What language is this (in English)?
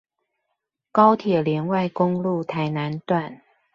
Chinese